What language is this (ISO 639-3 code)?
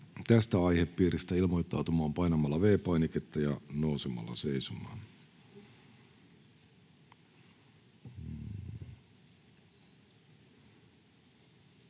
fin